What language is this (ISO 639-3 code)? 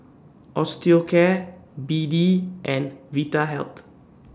eng